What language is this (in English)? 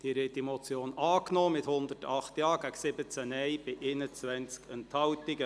Swiss German